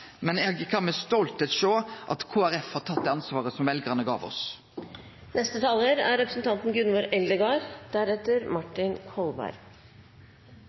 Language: Norwegian Nynorsk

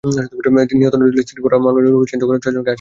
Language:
Bangla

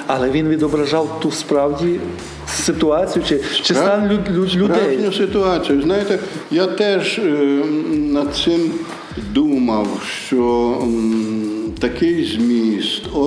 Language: Ukrainian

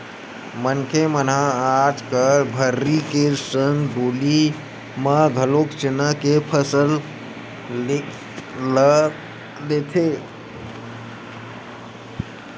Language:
Chhattisgarhi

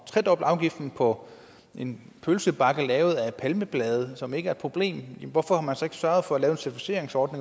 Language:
Danish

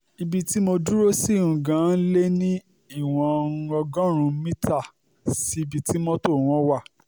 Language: Yoruba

